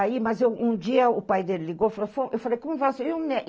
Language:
Portuguese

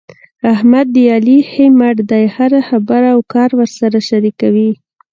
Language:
Pashto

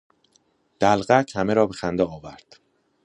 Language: Persian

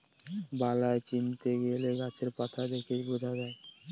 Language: Bangla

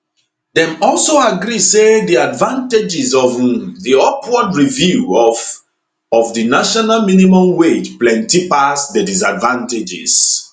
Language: Nigerian Pidgin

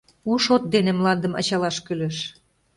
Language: Mari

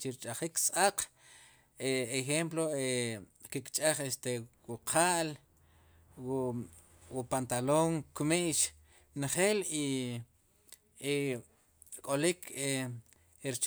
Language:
Sipacapense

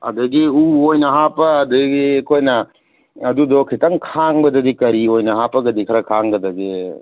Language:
Manipuri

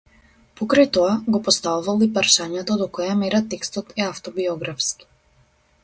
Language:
Macedonian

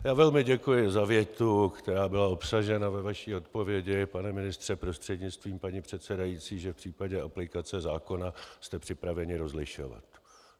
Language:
Czech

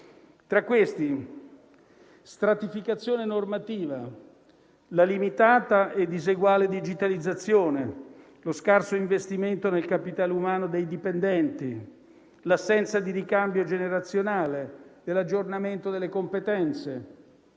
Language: Italian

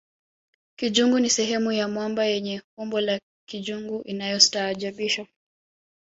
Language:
Swahili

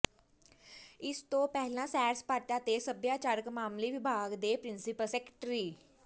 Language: Punjabi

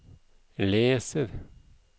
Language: Norwegian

